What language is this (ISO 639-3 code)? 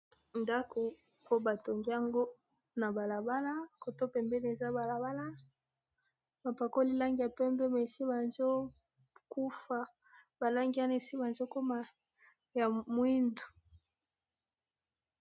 lin